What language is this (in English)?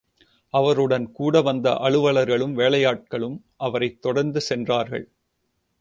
Tamil